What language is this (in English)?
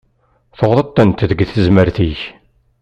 Kabyle